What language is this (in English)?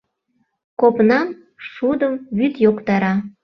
Mari